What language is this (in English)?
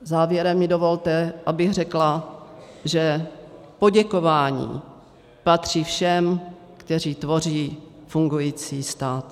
Czech